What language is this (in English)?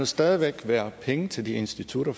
Danish